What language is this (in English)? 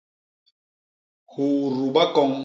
Basaa